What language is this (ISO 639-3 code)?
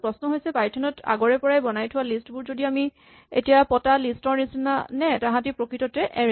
asm